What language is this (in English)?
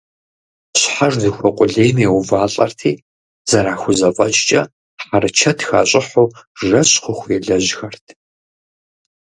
Kabardian